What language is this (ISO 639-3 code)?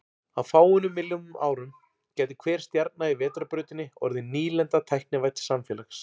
isl